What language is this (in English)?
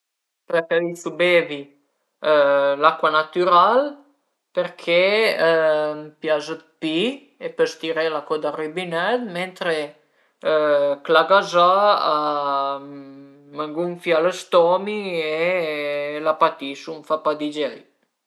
Piedmontese